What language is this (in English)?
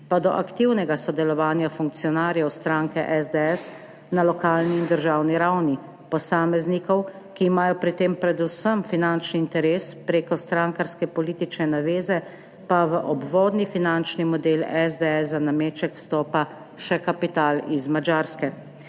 Slovenian